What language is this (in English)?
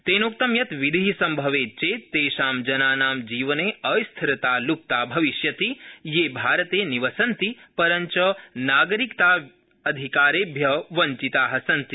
Sanskrit